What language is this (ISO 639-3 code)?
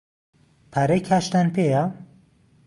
ckb